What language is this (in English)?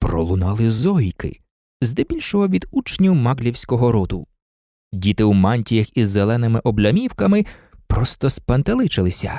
Ukrainian